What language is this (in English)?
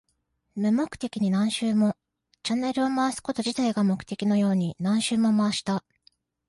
Japanese